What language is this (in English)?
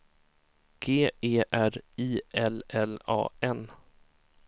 Swedish